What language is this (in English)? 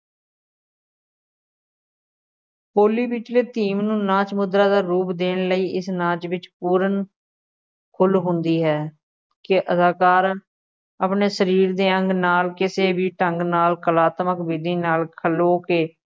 Punjabi